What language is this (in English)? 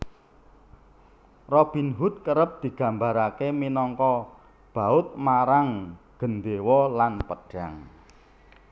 Javanese